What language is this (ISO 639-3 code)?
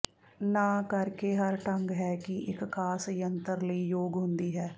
pan